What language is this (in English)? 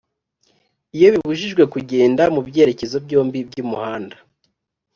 Kinyarwanda